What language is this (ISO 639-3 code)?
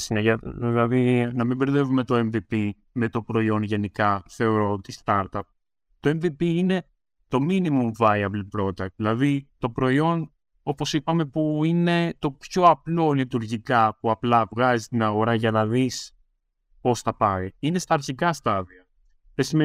ell